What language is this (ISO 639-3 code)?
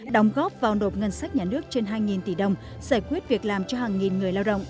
vie